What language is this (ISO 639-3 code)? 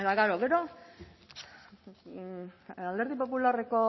eus